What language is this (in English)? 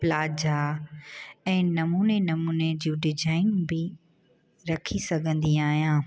Sindhi